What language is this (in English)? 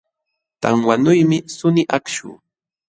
Jauja Wanca Quechua